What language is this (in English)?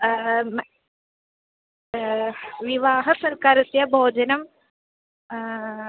Sanskrit